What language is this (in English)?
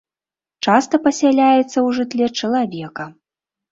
Belarusian